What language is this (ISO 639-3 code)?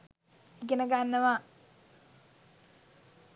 sin